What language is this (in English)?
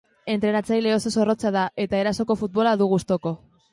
Basque